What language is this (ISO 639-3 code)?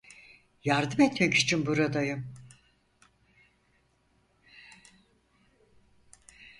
tur